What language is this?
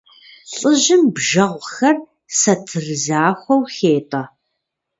Kabardian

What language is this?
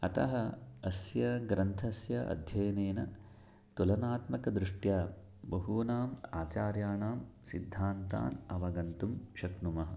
Sanskrit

